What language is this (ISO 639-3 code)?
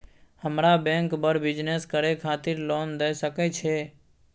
mai